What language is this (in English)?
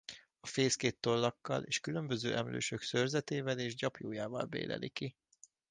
Hungarian